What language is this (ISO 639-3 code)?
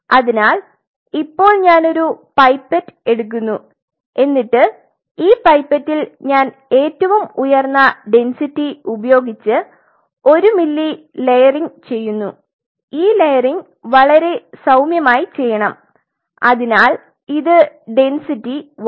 mal